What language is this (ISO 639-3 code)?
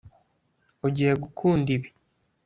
kin